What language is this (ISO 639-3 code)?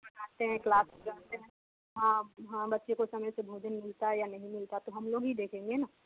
hin